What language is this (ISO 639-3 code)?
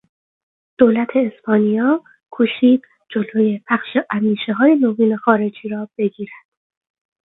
fas